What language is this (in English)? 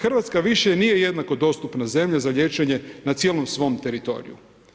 Croatian